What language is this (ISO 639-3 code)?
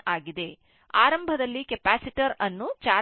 kan